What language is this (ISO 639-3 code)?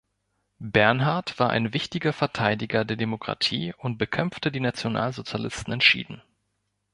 deu